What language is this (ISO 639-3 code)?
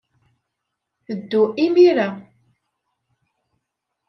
kab